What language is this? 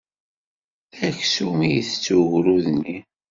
Kabyle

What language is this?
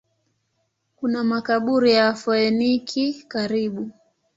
Swahili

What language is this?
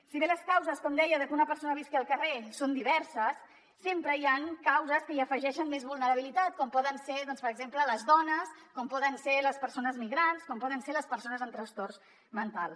Catalan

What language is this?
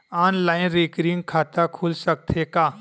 Chhattisgarhi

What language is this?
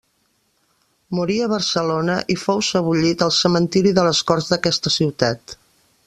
Catalan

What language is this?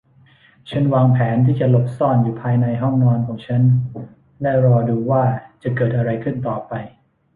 Thai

